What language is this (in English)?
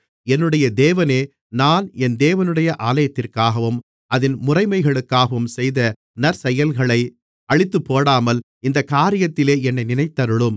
Tamil